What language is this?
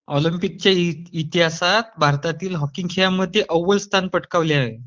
Marathi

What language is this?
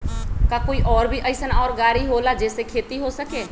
Magahi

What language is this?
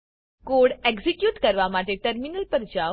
Gujarati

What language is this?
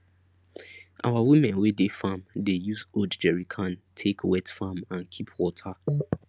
Nigerian Pidgin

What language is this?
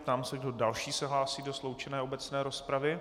Czech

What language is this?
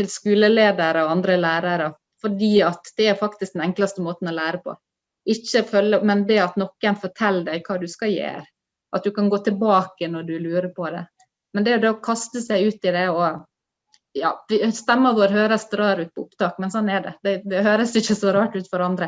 Norwegian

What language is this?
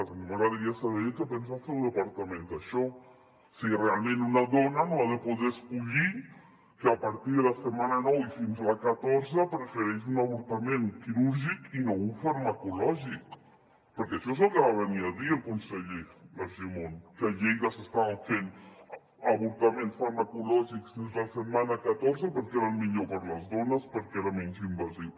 Catalan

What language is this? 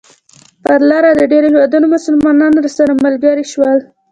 Pashto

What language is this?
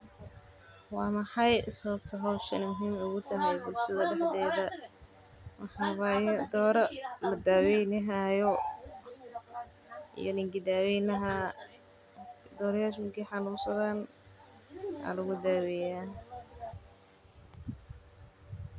Somali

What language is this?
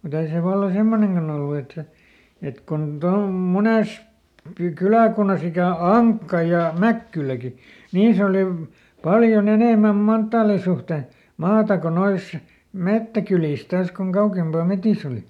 Finnish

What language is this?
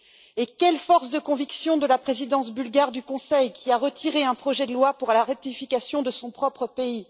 French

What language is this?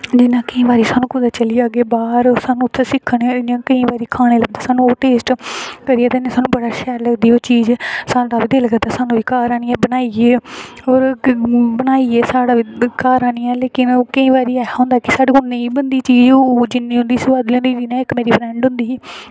Dogri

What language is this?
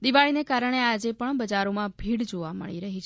Gujarati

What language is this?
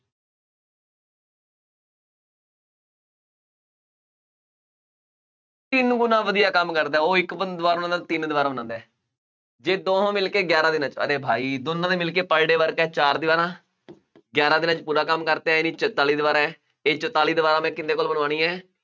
Punjabi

